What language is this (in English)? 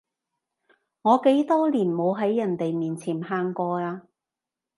Cantonese